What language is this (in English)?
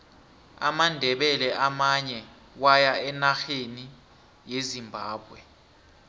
South Ndebele